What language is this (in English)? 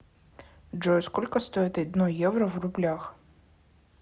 Russian